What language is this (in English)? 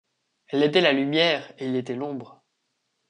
French